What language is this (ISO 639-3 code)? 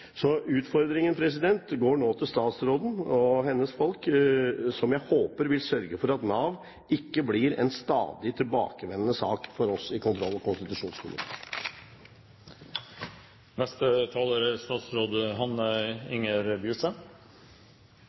nob